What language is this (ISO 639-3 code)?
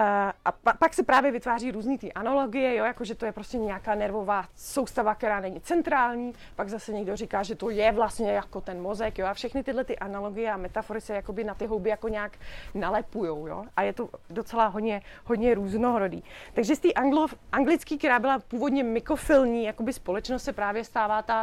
ces